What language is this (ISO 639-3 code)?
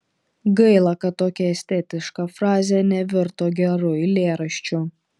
lit